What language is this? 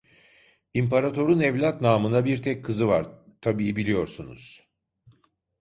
Turkish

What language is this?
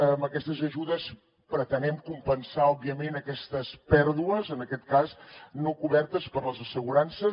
Catalan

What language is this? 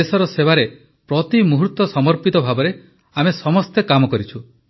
Odia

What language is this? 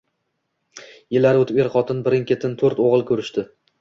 Uzbek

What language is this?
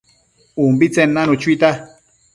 Matsés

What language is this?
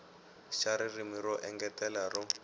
Tsonga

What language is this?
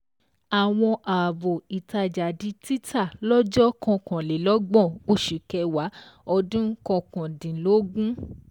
Yoruba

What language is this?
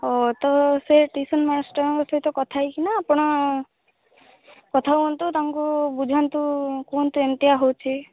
Odia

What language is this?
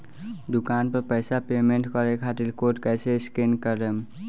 Bhojpuri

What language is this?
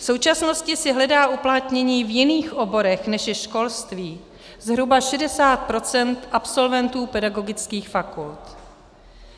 Czech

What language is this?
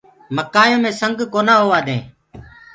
Gurgula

